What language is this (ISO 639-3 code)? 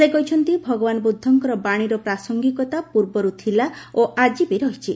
ori